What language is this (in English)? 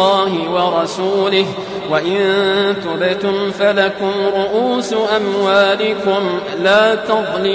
Arabic